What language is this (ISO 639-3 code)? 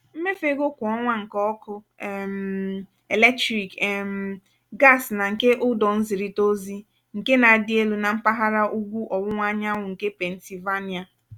ibo